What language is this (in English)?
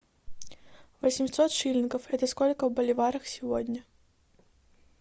Russian